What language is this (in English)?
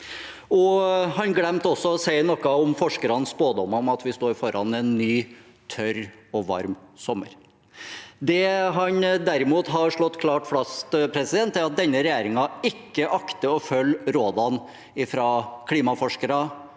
Norwegian